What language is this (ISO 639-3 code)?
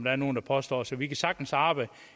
dan